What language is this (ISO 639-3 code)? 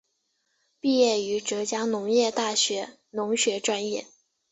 zho